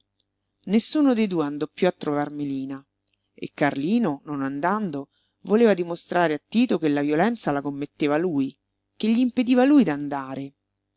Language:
Italian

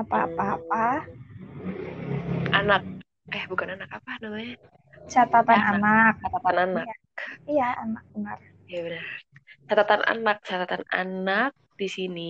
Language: Indonesian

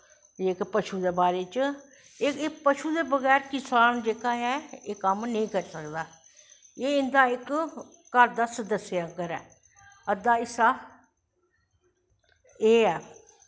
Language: Dogri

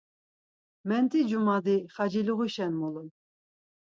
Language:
Laz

